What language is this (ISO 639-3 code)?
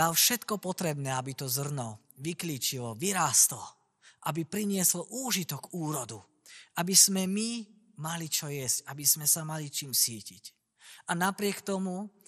slk